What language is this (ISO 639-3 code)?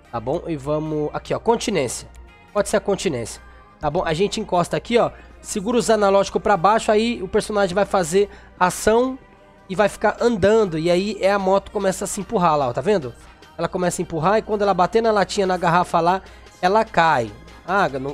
por